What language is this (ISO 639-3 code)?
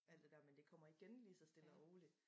dan